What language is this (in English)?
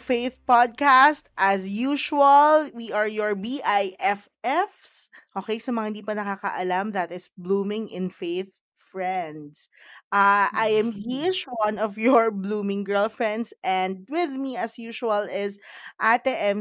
Filipino